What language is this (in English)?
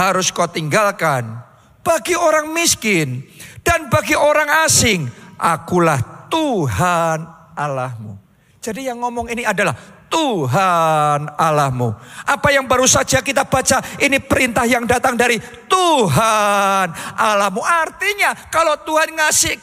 Indonesian